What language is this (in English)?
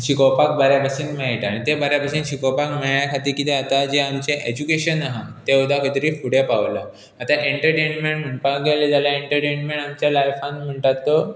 Konkani